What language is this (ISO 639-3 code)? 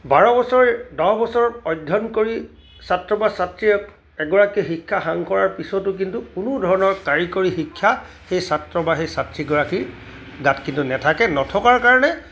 asm